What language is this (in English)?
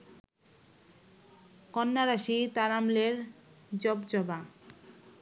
Bangla